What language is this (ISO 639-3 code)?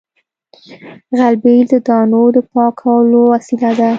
pus